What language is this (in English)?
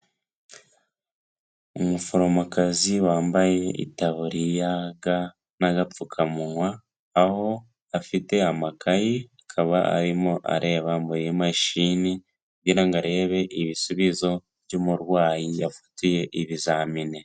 Kinyarwanda